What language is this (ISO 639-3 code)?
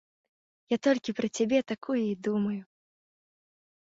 bel